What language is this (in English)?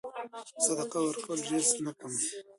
Pashto